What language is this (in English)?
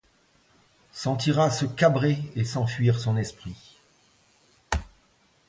French